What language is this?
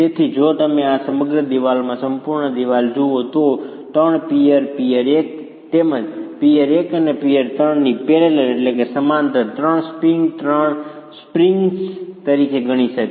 Gujarati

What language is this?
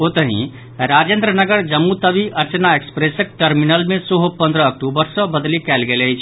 Maithili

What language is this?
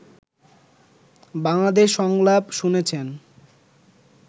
Bangla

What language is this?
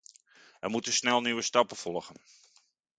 Dutch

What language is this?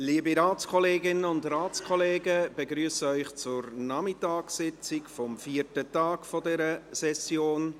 Swiss German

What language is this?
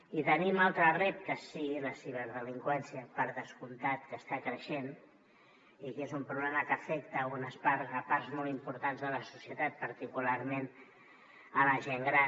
Catalan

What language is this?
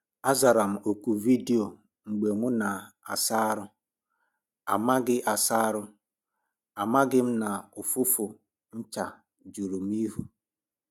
Igbo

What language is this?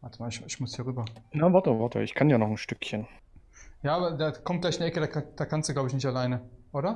German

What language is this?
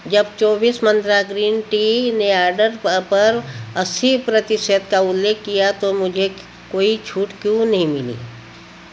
Hindi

